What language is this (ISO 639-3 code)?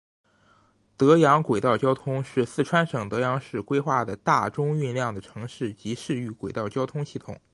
zho